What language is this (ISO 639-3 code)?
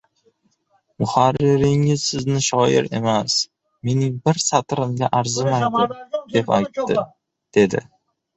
uzb